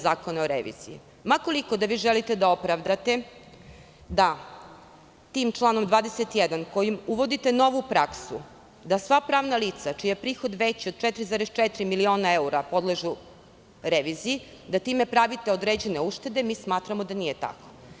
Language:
Serbian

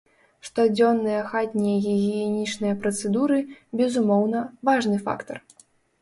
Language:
Belarusian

